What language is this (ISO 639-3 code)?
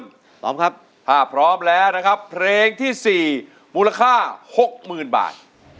tha